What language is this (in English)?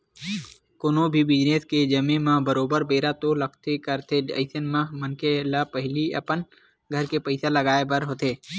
Chhattisgarhi